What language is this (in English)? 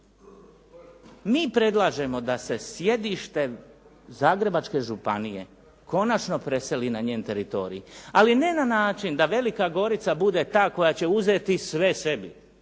Croatian